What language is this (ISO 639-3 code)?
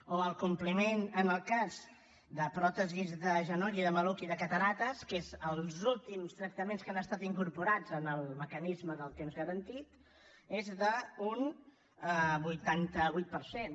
cat